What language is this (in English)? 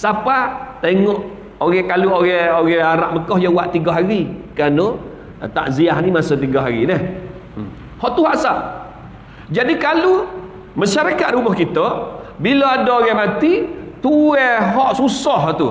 Malay